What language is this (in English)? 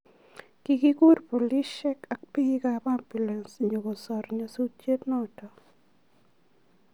Kalenjin